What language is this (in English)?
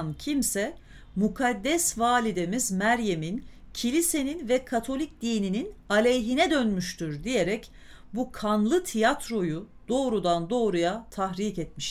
Turkish